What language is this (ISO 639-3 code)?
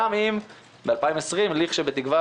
heb